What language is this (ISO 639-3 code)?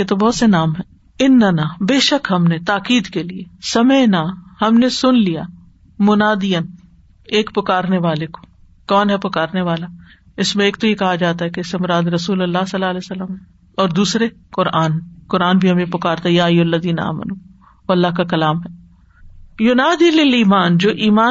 urd